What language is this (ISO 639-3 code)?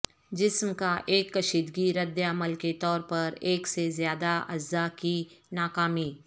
urd